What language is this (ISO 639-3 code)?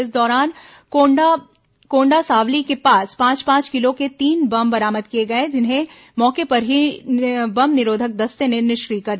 hin